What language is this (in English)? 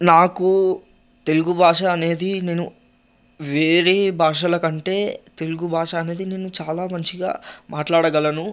Telugu